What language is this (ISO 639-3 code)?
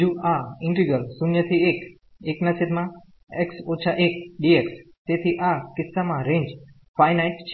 guj